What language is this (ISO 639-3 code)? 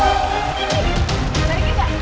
ind